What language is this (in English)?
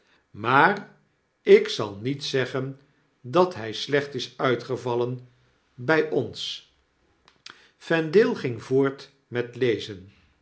Dutch